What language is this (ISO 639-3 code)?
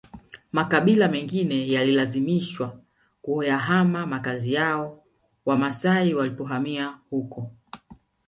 swa